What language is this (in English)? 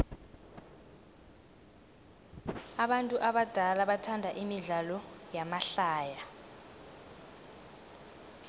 South Ndebele